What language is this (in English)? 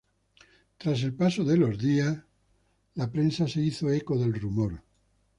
Spanish